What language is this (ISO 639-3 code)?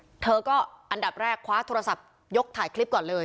tha